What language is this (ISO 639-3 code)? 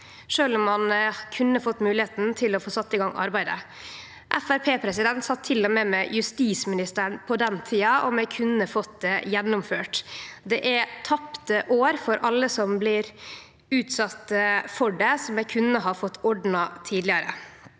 nor